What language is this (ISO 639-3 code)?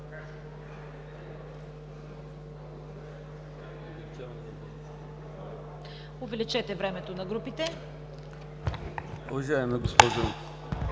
bul